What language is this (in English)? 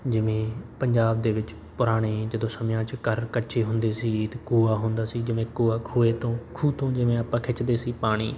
Punjabi